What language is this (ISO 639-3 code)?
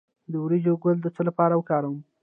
pus